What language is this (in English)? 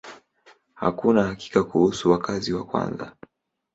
Swahili